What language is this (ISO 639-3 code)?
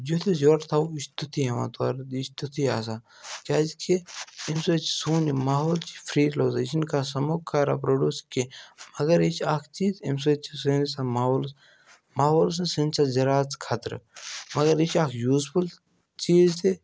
kas